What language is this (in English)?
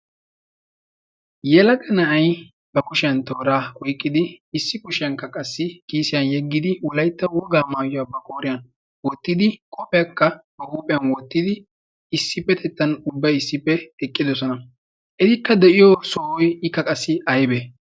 Wolaytta